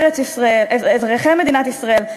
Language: Hebrew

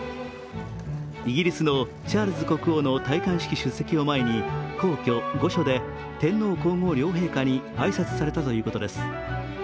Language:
Japanese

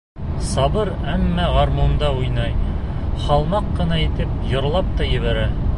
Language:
Bashkir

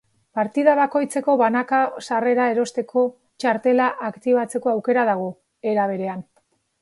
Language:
Basque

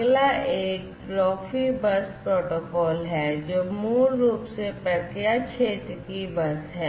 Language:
Hindi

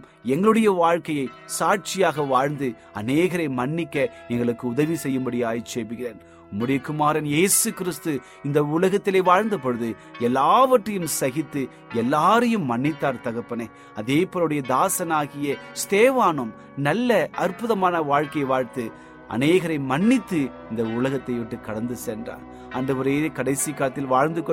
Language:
Tamil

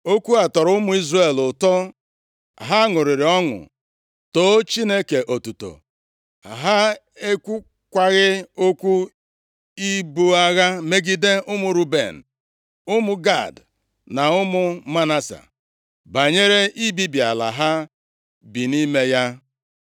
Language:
Igbo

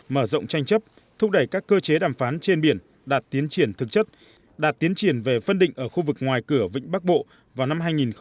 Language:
Vietnamese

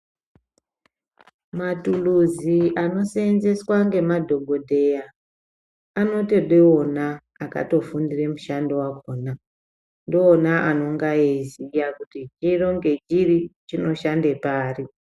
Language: Ndau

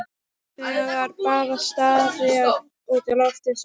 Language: Icelandic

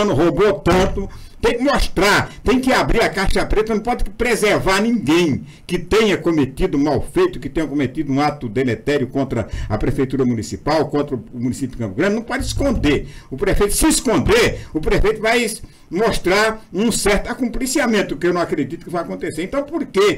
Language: Portuguese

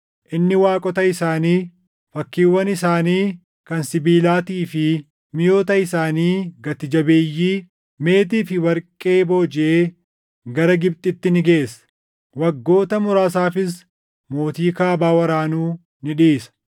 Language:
Oromo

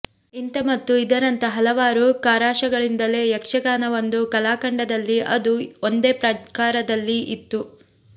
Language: Kannada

